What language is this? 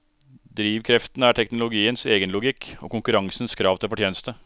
Norwegian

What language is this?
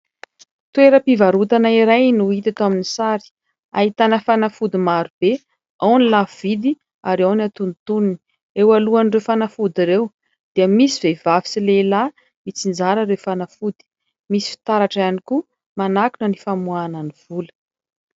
Malagasy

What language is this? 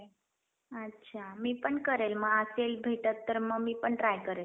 Marathi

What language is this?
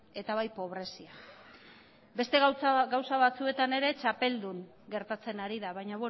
Basque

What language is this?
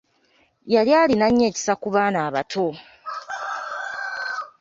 Ganda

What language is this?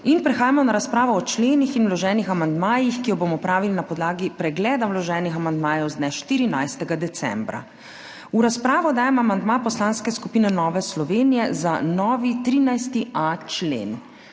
Slovenian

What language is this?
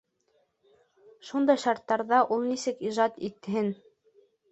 Bashkir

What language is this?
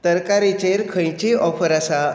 Konkani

